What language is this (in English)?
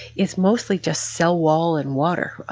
English